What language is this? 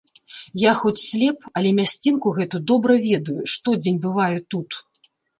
Belarusian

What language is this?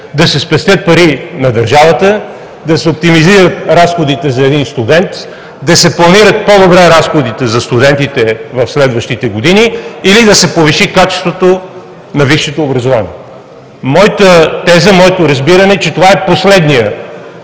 Bulgarian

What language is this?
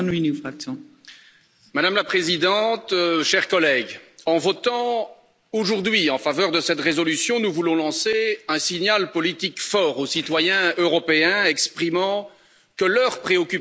French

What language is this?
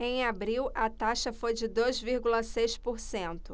Portuguese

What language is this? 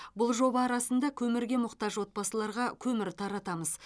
Kazakh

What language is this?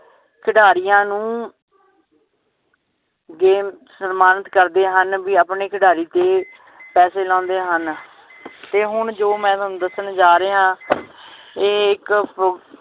Punjabi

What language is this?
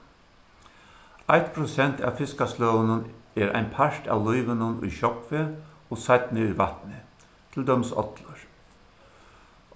Faroese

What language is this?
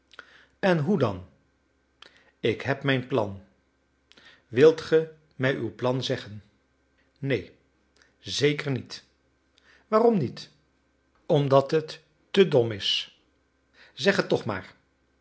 Dutch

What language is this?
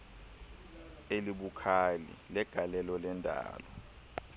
Xhosa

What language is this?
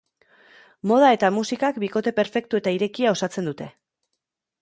Basque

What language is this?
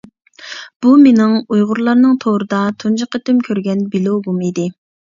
Uyghur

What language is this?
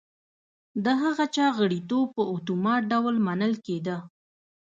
Pashto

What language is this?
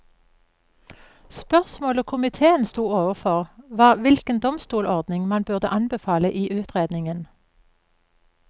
Norwegian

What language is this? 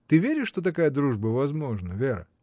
Russian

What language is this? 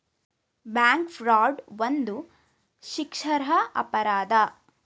Kannada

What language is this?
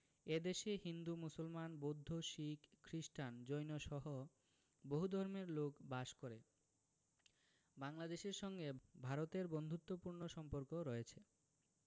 Bangla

